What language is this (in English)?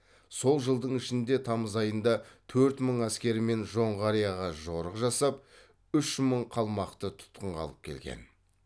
Kazakh